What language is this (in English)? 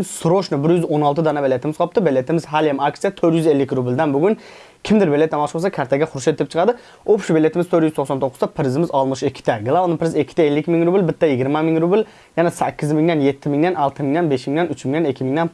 Turkish